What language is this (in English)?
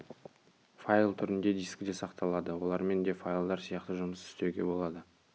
Kazakh